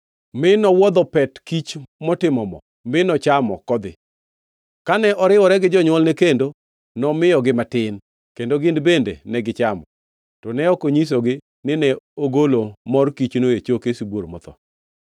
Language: Luo (Kenya and Tanzania)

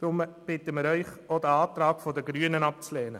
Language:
Swiss German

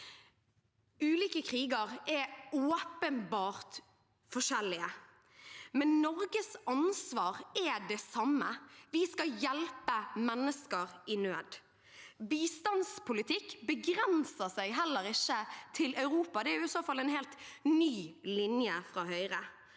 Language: Norwegian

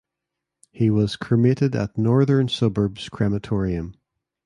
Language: English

